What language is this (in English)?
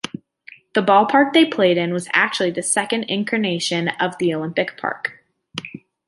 English